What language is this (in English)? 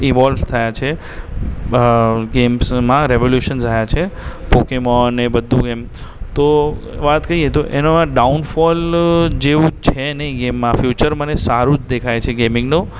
Gujarati